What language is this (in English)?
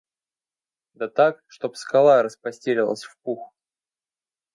Russian